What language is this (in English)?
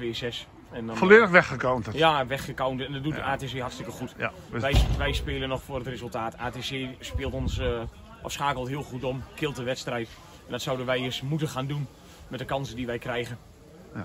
Dutch